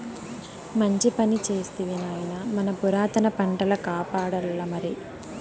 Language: Telugu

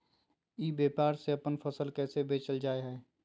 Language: Magahi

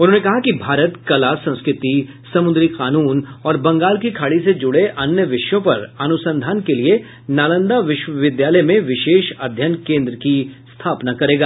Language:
Hindi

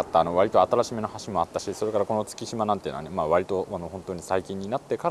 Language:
Japanese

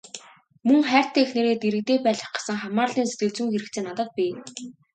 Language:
Mongolian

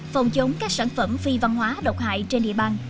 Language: Vietnamese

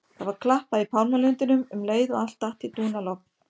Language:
Icelandic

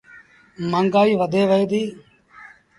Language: Sindhi Bhil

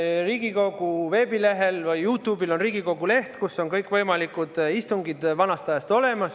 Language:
Estonian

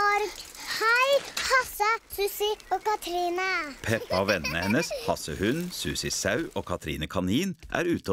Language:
Norwegian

